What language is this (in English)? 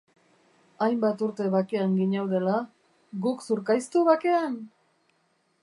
Basque